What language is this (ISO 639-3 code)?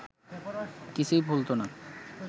ben